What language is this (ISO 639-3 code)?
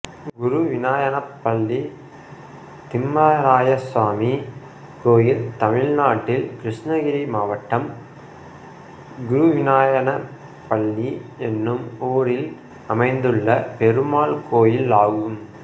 tam